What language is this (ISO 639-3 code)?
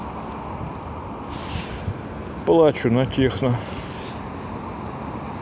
rus